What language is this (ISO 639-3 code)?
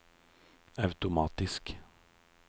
nor